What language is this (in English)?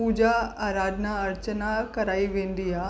Sindhi